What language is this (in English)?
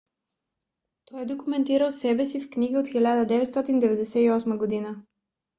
Bulgarian